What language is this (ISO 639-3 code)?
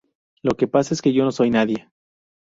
spa